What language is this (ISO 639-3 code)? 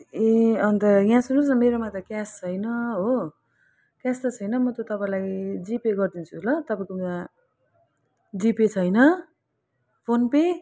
nep